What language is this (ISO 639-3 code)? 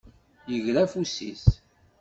kab